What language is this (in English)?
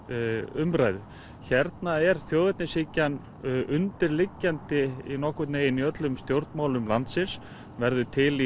Icelandic